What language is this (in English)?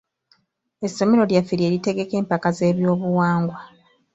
Ganda